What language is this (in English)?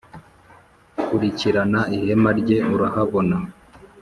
Kinyarwanda